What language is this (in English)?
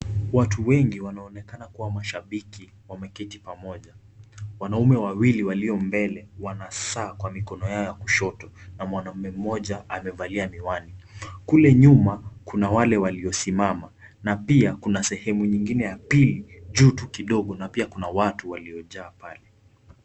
Swahili